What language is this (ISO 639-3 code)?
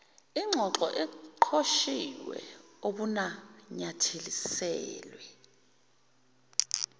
zul